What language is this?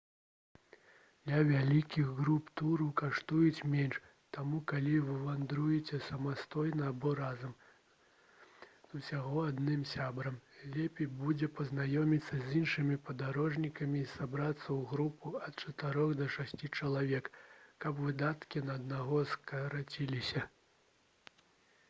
Belarusian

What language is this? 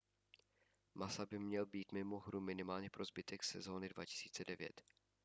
Czech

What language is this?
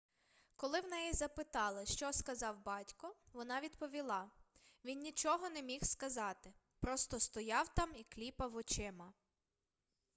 Ukrainian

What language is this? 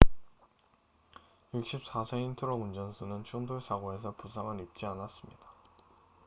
Korean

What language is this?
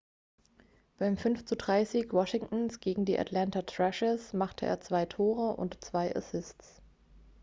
German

